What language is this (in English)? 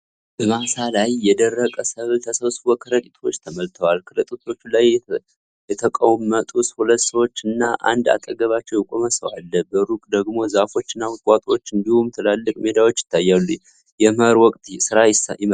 Amharic